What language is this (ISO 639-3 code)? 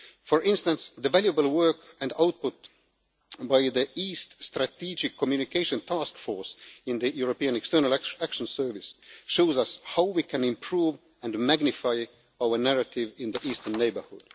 eng